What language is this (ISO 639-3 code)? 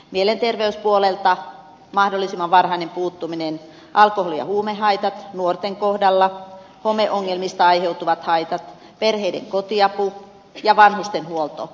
fin